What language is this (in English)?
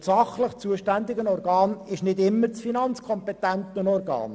Swiss German